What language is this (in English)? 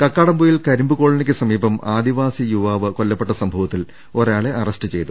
Malayalam